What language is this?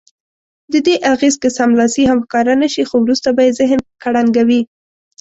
Pashto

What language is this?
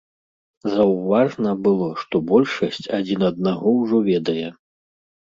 Belarusian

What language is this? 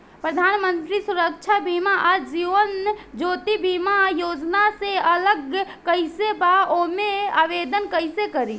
Bhojpuri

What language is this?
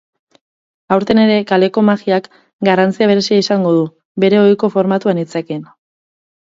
Basque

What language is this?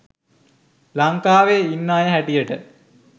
Sinhala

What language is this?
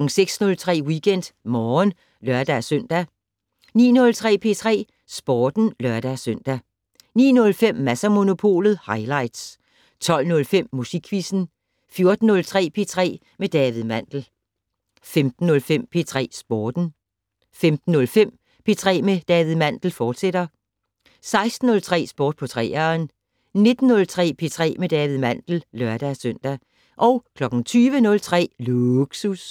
Danish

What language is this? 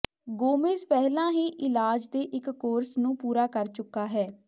Punjabi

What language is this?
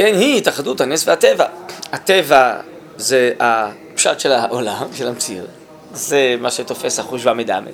Hebrew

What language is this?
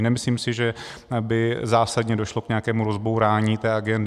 Czech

